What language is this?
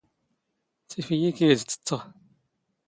Standard Moroccan Tamazight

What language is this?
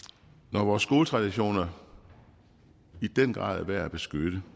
Danish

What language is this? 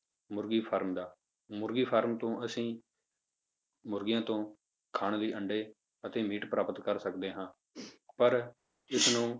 Punjabi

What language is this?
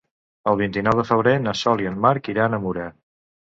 Catalan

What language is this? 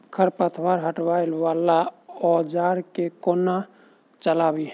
Maithili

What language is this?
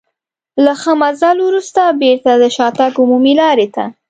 Pashto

